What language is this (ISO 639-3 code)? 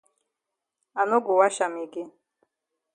wes